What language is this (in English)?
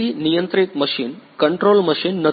Gujarati